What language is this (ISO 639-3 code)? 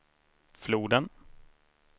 swe